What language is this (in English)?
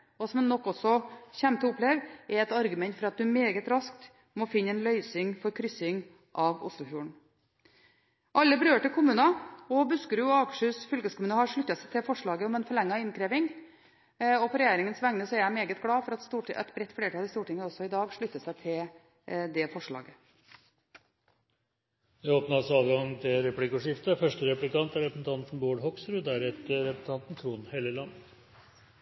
Norwegian Bokmål